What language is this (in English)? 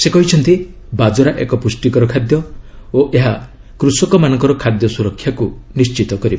Odia